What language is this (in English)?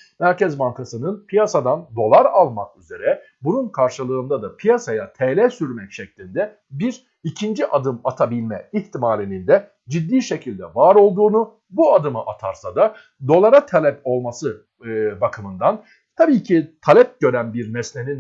Turkish